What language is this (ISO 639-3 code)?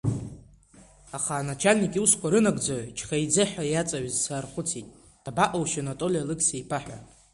abk